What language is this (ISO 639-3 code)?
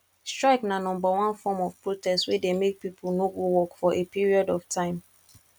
pcm